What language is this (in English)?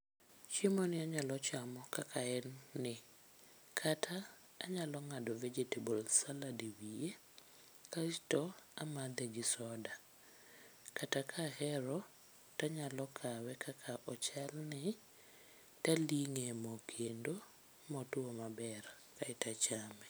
Luo (Kenya and Tanzania)